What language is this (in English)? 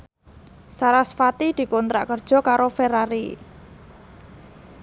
Javanese